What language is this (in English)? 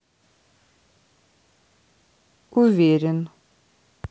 Russian